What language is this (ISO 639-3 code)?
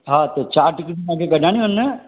snd